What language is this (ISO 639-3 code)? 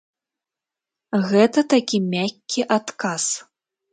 bel